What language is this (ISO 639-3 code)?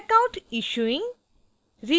hin